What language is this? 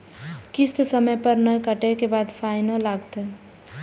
Maithili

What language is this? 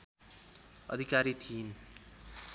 Nepali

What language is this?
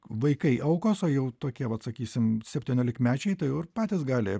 Lithuanian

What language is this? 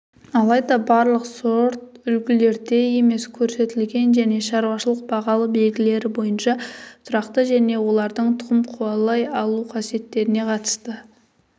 Kazakh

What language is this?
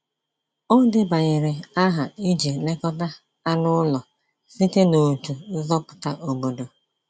Igbo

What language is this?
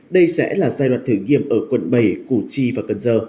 Vietnamese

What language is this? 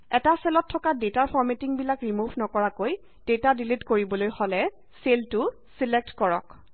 Assamese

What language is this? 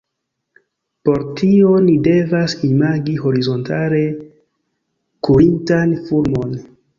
Esperanto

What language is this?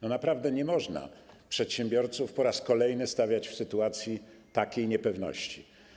Polish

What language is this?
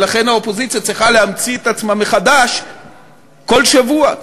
Hebrew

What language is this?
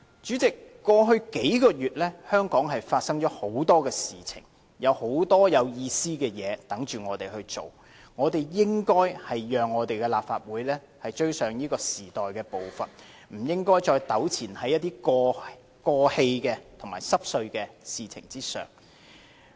Cantonese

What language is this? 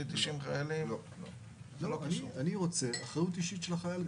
Hebrew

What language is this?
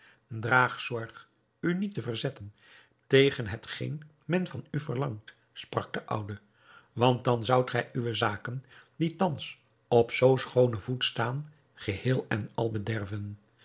Dutch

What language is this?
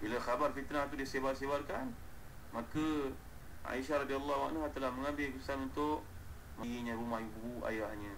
Malay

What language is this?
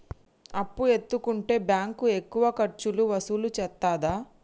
Telugu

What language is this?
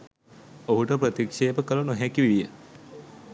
Sinhala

